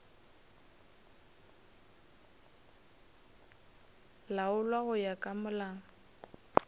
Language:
Northern Sotho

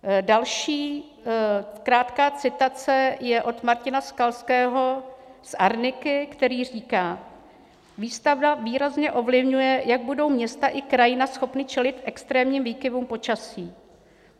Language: Czech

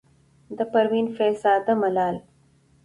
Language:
Pashto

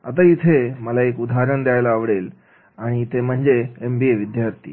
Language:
Marathi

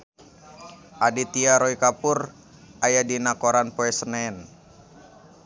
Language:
Sundanese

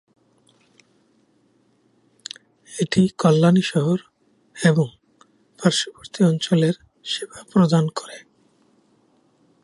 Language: Bangla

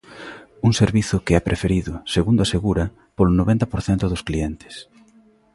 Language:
Galician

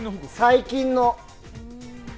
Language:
Japanese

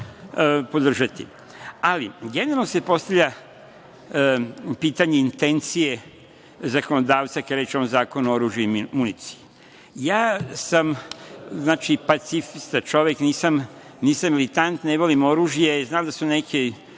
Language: Serbian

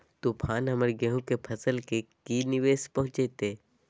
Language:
Magahi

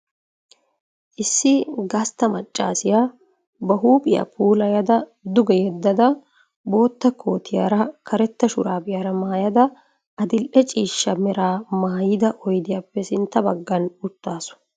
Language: Wolaytta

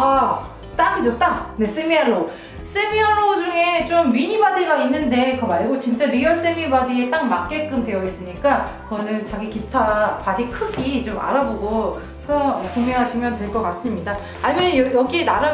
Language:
Korean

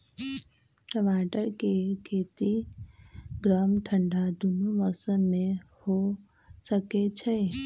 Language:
Magahi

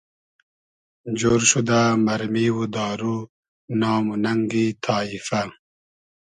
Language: Hazaragi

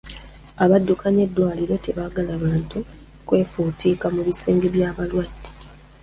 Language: Ganda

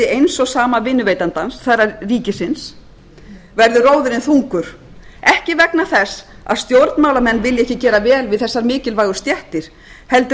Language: Icelandic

